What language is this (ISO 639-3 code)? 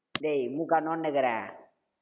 tam